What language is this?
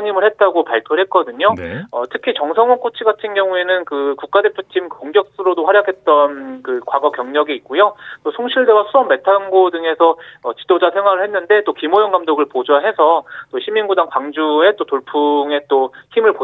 Korean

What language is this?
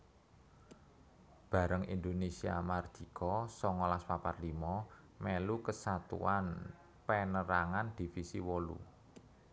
Javanese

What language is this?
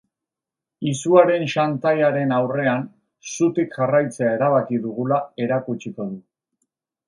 Basque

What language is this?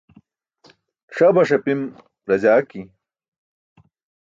Burushaski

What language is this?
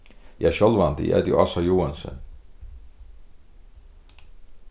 Faroese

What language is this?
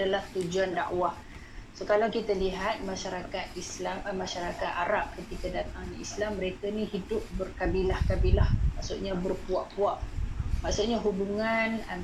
Malay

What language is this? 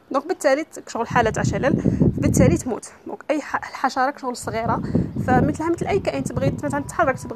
Arabic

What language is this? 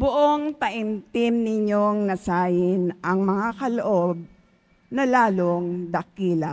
Filipino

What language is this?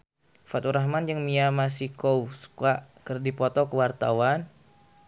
Sundanese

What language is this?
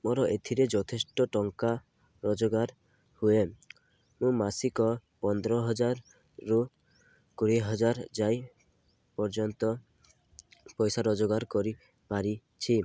Odia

